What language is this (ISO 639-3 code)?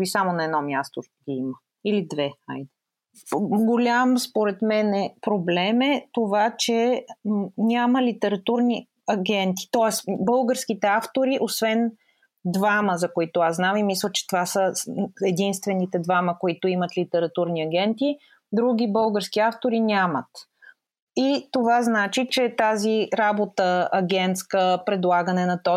bul